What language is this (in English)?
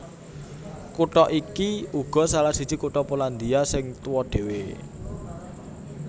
Javanese